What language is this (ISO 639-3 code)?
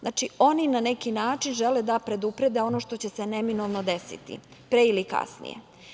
srp